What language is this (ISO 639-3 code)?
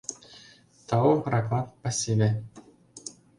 chm